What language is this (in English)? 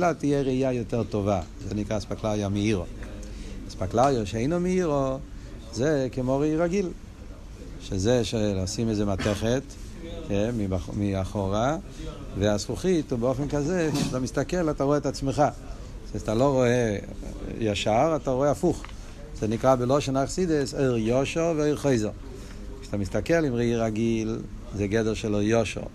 Hebrew